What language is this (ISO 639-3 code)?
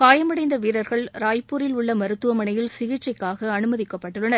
tam